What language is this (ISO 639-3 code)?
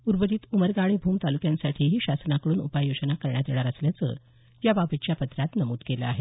mar